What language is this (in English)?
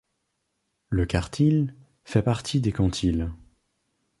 French